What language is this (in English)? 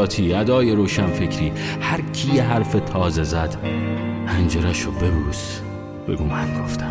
Persian